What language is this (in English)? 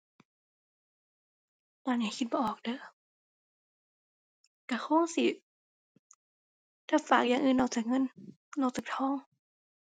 Thai